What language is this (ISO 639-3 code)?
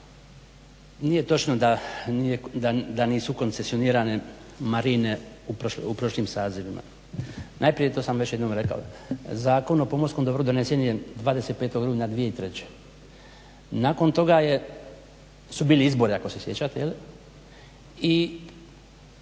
hrv